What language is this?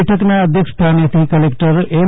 Gujarati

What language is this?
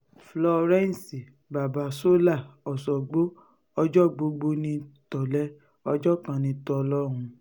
Yoruba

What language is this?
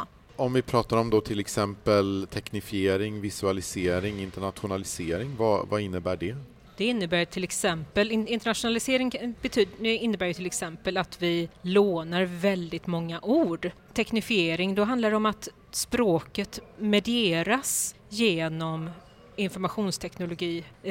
Swedish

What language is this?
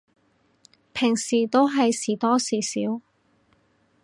Cantonese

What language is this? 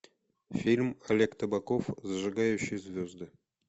Russian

